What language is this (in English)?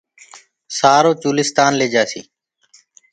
Gurgula